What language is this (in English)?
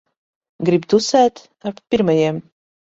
Latvian